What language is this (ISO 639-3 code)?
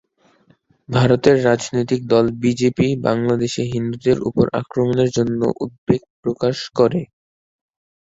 ben